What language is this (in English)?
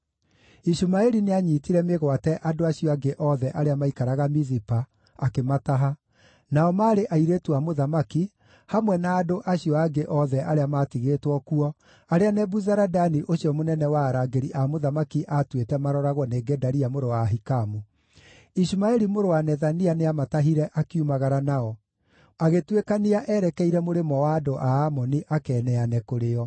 Kikuyu